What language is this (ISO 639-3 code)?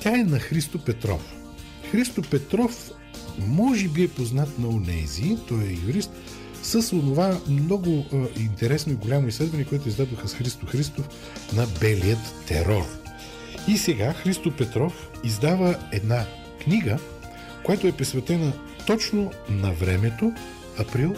bul